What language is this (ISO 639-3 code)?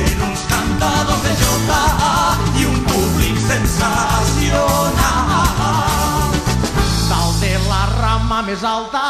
ell